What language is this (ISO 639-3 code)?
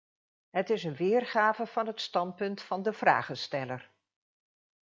nld